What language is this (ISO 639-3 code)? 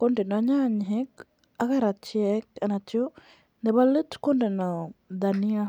kln